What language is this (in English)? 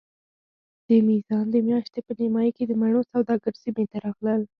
Pashto